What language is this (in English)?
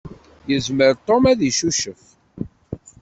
Kabyle